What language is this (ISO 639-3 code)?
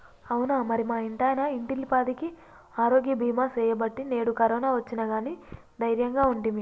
tel